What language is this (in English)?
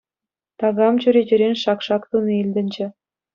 Chuvash